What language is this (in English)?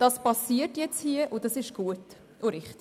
Swiss German